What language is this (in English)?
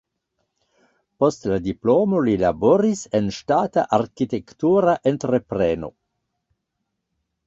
Esperanto